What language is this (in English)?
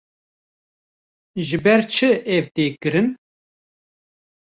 Kurdish